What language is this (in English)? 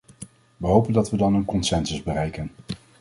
Dutch